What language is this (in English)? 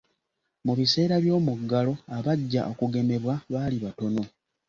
Ganda